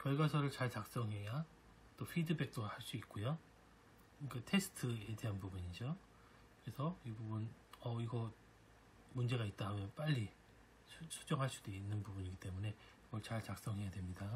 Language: Korean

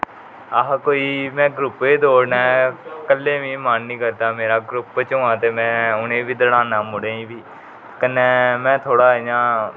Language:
Dogri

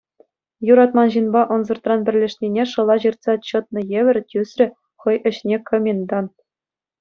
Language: Chuvash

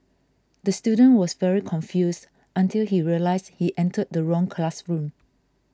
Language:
English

